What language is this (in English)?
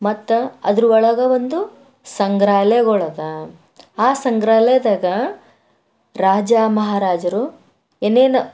Kannada